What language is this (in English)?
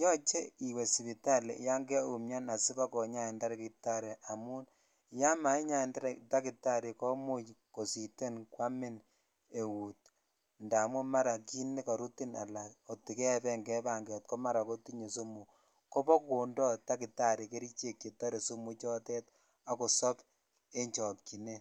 Kalenjin